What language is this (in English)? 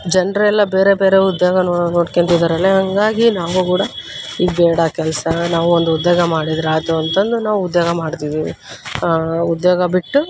Kannada